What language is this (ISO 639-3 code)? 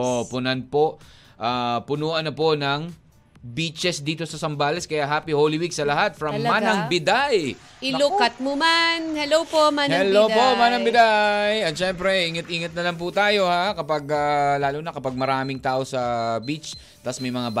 fil